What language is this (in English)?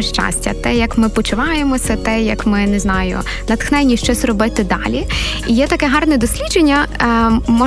Ukrainian